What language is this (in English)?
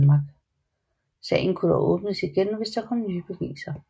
Danish